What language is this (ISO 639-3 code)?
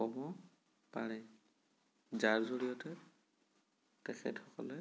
asm